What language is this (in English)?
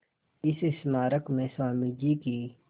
Hindi